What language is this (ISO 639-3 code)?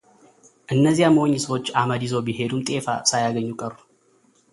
amh